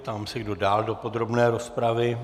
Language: Czech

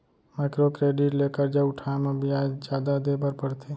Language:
Chhattisgarhi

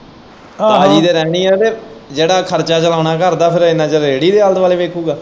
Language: Punjabi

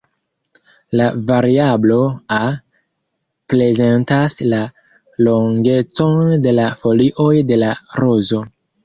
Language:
Esperanto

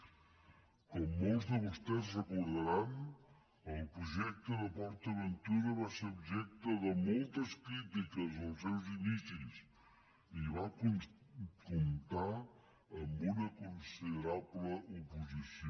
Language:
Catalan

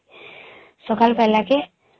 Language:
Odia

